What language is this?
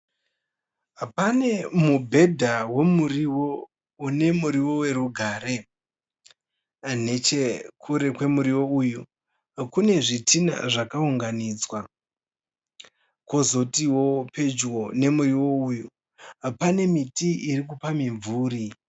Shona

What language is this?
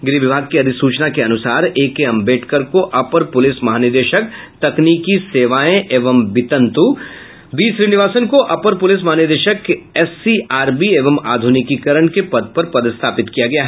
Hindi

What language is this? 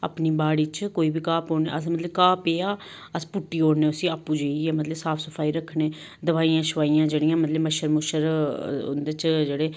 Dogri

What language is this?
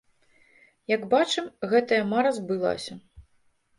Belarusian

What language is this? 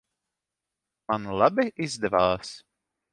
Latvian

